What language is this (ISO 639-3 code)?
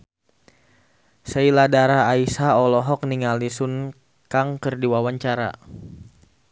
sun